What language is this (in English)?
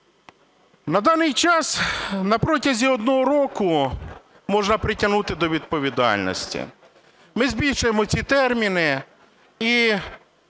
Ukrainian